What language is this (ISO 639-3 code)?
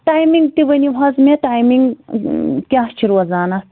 kas